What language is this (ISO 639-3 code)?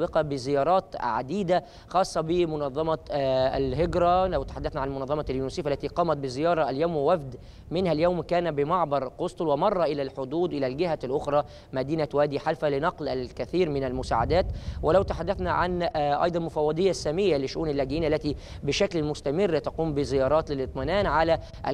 ara